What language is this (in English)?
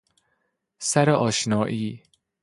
Persian